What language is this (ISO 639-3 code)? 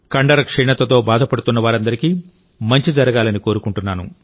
tel